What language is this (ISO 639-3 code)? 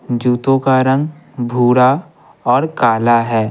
hin